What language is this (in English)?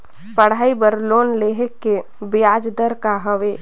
Chhattisgarhi